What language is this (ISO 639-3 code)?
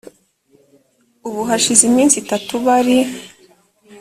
kin